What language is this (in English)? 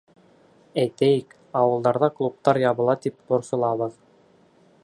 Bashkir